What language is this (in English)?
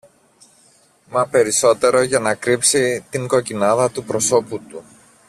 Greek